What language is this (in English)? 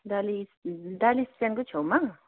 Nepali